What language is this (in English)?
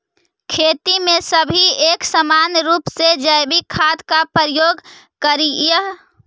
Magahi